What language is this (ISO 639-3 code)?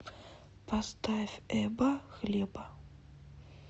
rus